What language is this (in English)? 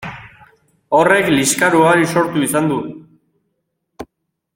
Basque